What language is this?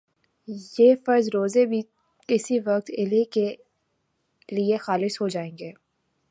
Urdu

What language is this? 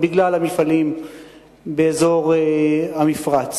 Hebrew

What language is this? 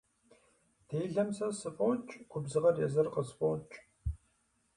Kabardian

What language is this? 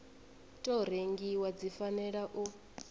Venda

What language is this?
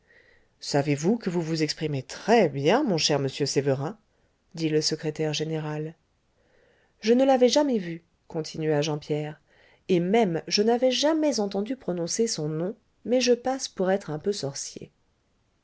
French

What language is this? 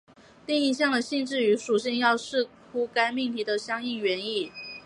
Chinese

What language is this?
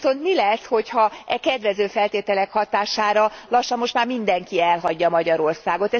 Hungarian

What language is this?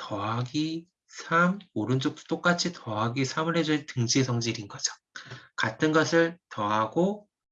Korean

